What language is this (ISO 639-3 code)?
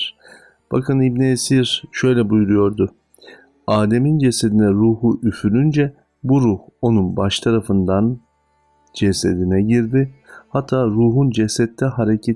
tur